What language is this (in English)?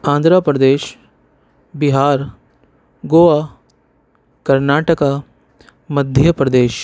Urdu